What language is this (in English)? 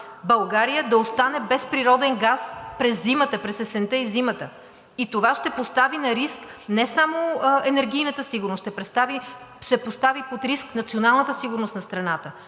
Bulgarian